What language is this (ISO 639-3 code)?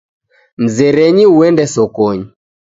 dav